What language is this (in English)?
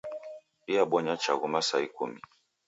Taita